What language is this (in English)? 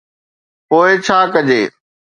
Sindhi